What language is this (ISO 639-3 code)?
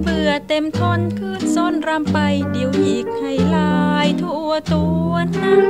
tha